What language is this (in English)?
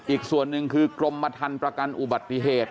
Thai